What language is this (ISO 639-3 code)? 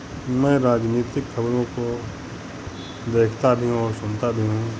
hin